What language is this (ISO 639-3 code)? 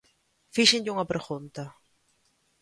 glg